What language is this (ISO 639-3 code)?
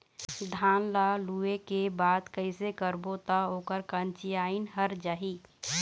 hne